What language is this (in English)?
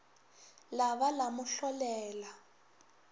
Northern Sotho